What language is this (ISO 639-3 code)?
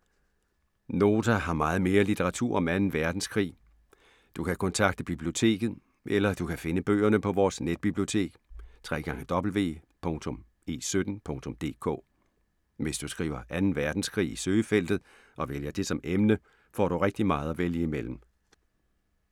dan